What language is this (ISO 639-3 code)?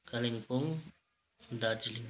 nep